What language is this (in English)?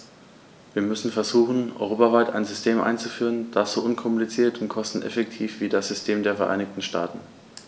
German